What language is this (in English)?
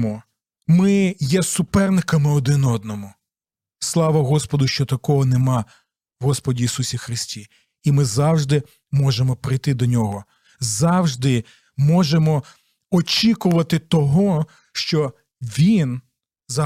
Ukrainian